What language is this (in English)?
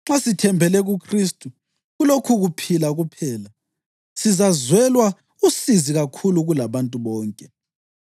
North Ndebele